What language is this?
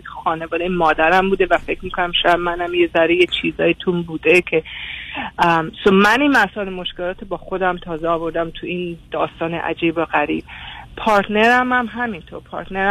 Persian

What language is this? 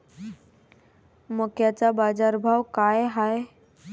Marathi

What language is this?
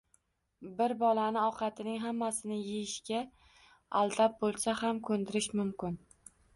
Uzbek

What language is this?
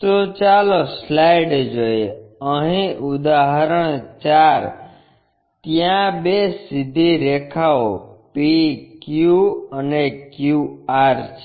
Gujarati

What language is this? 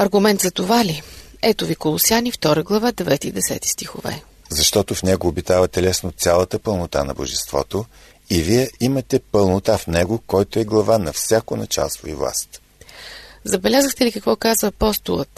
Bulgarian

